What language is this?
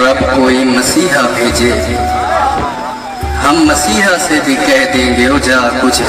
Urdu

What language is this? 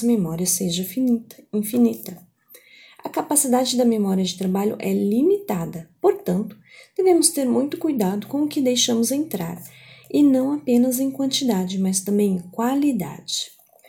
Portuguese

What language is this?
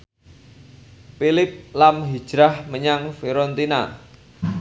Javanese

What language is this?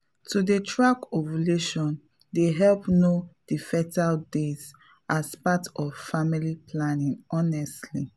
Nigerian Pidgin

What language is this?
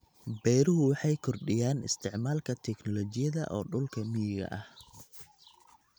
Somali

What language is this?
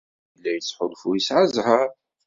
Kabyle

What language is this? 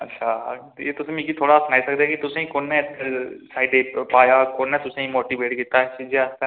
Dogri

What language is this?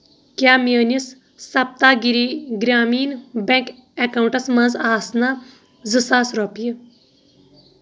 Kashmiri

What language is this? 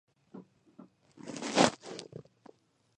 Georgian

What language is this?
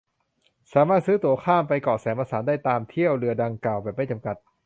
Thai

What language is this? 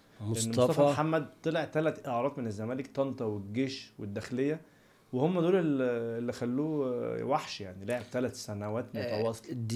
Arabic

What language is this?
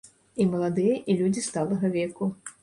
Belarusian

